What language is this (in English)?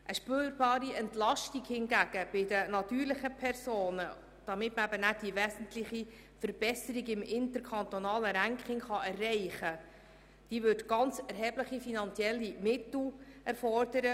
Swiss German